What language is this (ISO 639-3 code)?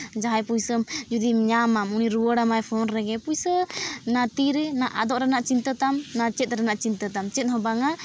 sat